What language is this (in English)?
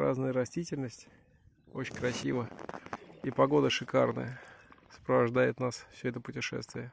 Russian